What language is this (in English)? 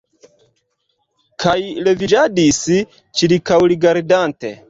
Esperanto